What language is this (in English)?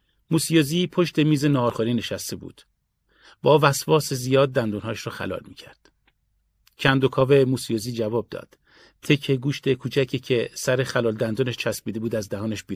Persian